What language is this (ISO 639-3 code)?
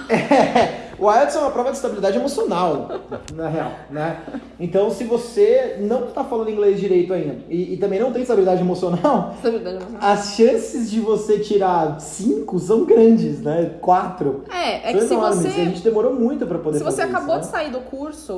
por